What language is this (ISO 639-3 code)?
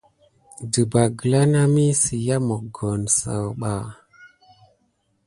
gid